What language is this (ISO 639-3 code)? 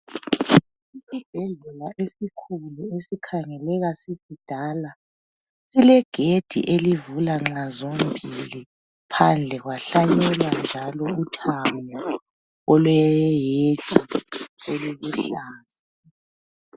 nde